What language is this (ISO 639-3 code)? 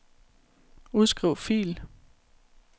dan